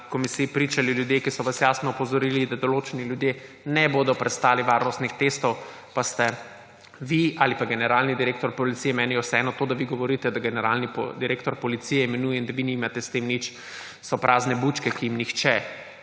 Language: Slovenian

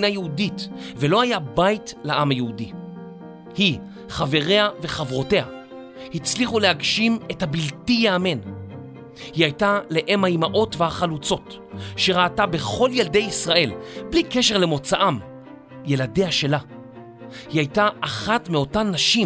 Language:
Hebrew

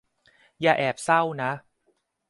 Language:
Thai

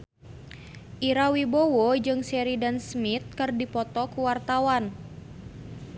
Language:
Sundanese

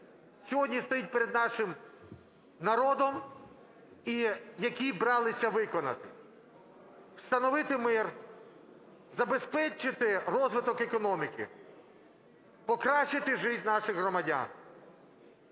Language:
Ukrainian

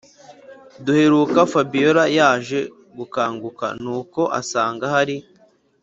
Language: Kinyarwanda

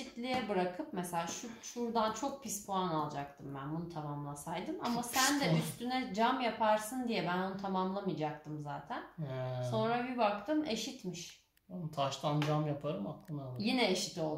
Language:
Turkish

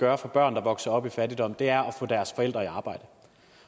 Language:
Danish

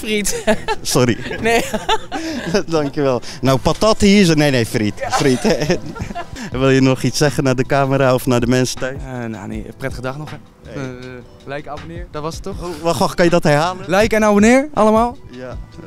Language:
Dutch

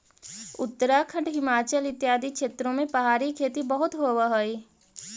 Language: Magahi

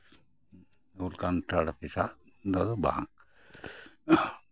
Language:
Santali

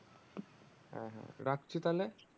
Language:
Bangla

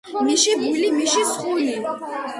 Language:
Georgian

